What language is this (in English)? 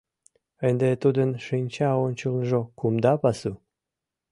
Mari